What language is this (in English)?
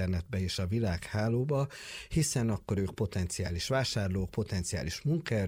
Hungarian